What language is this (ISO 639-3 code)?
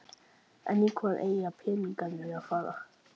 isl